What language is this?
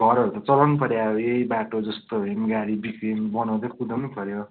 Nepali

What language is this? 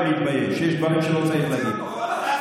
Hebrew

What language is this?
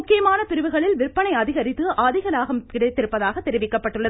Tamil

